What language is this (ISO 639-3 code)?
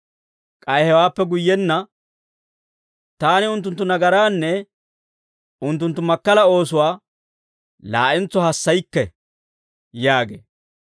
dwr